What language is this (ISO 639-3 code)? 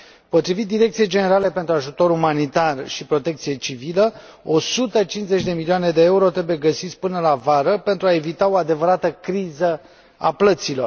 ron